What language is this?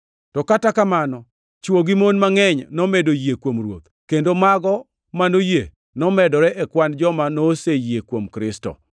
Luo (Kenya and Tanzania)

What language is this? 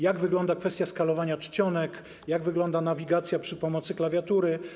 Polish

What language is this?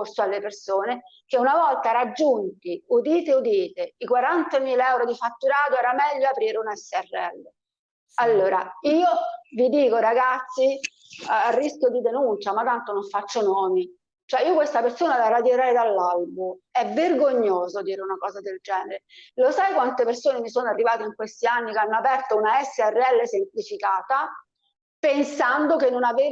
Italian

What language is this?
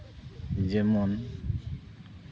Santali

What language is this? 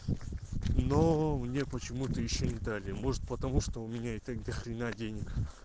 Russian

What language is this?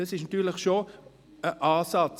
Swiss German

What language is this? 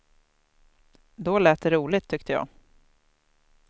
Swedish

